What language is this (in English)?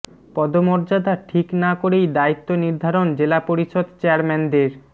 Bangla